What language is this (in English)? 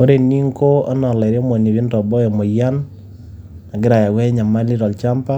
Masai